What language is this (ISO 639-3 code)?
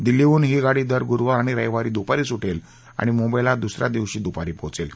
mar